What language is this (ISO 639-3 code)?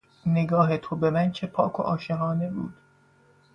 fas